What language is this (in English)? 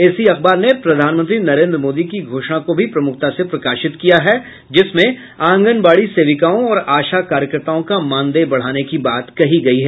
Hindi